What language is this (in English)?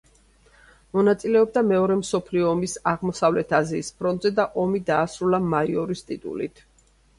Georgian